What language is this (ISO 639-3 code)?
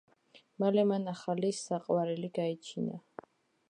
kat